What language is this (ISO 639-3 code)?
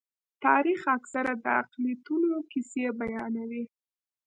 pus